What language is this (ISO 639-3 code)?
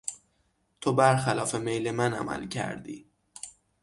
fas